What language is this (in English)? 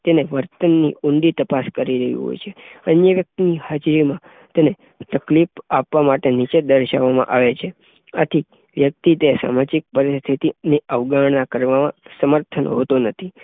Gujarati